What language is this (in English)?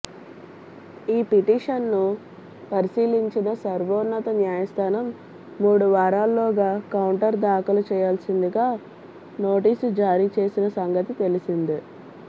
Telugu